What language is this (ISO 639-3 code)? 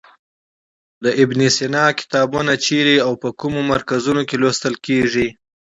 pus